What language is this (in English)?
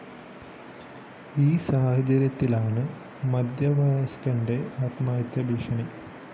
Malayalam